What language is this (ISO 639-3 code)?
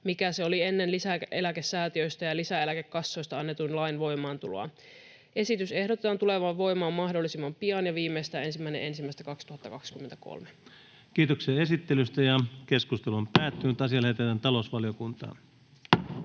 fin